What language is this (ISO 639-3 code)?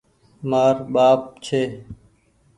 gig